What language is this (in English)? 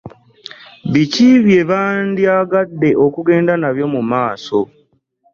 Ganda